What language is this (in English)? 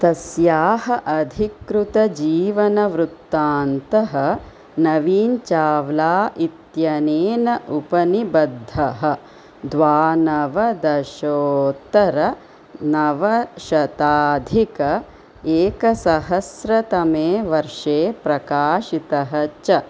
Sanskrit